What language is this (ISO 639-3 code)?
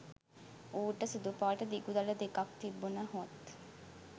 sin